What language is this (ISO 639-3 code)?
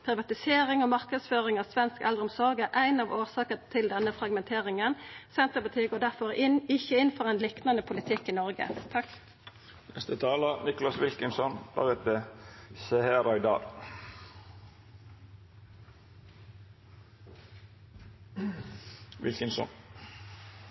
nno